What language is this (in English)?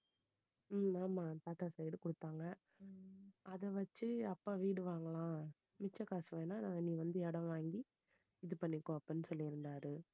Tamil